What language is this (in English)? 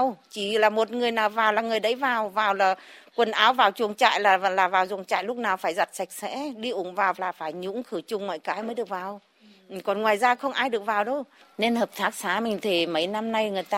Vietnamese